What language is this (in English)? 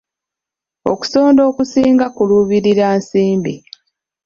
Ganda